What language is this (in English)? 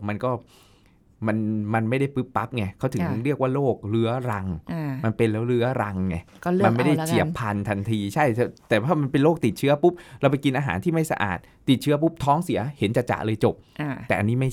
Thai